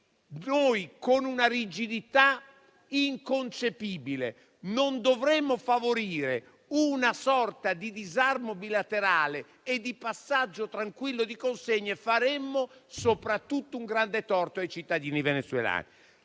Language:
Italian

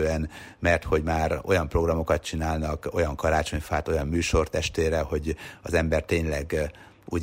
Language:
Hungarian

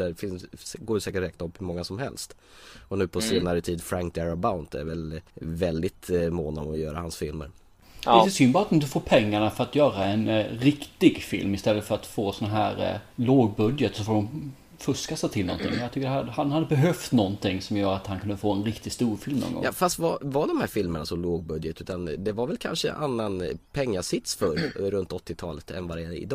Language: Swedish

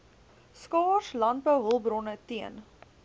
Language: Afrikaans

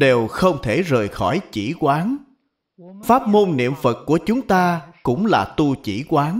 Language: Vietnamese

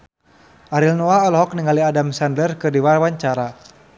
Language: Sundanese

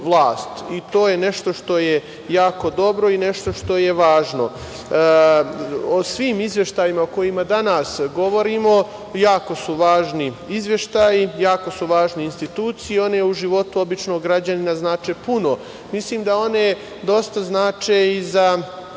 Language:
Serbian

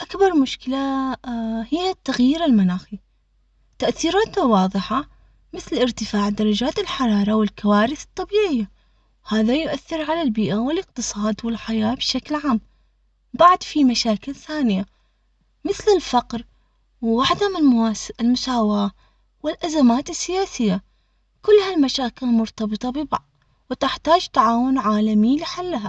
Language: Omani Arabic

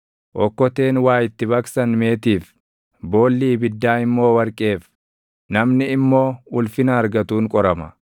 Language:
Oromo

